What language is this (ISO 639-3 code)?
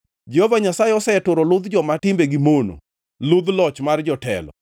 luo